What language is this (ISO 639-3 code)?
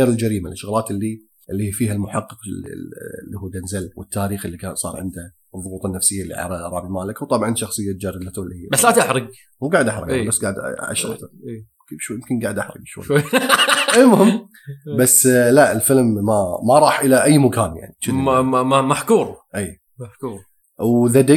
ara